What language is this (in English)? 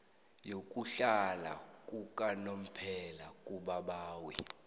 South Ndebele